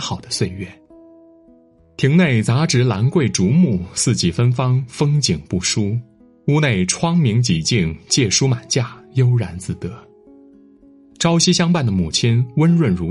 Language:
Chinese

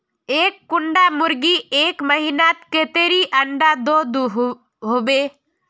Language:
Magahi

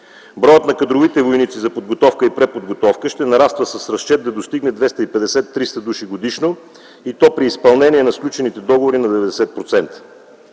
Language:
Bulgarian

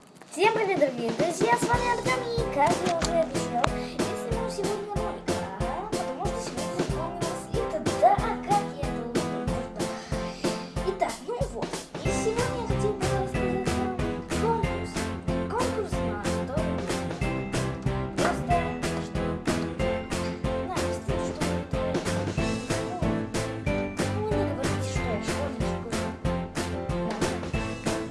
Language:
Russian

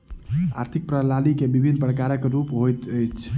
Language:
Maithili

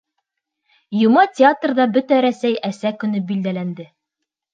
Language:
Bashkir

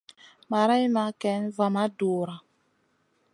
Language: Masana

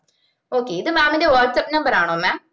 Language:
Malayalam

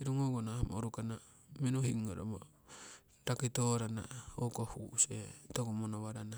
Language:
Siwai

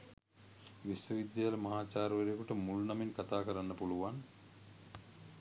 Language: Sinhala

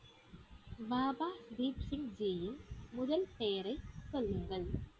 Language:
Tamil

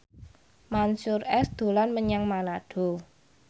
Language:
Javanese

